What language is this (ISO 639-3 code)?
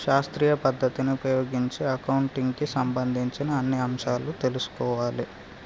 tel